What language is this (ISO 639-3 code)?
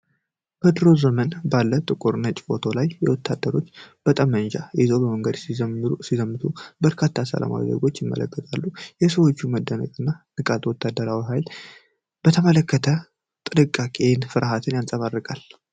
amh